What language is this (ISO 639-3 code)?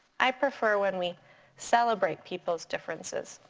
eng